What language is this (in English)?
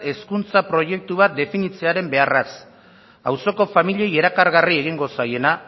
Basque